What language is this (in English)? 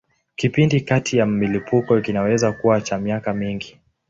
Swahili